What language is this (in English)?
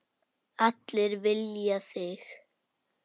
Icelandic